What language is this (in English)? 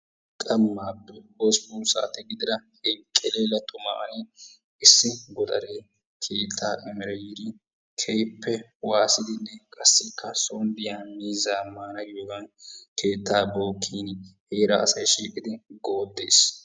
Wolaytta